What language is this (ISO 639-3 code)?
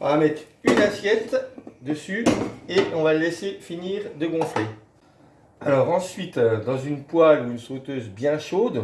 fra